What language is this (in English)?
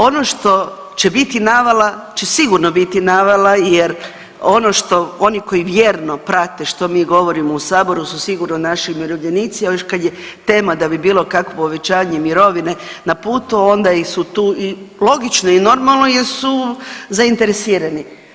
Croatian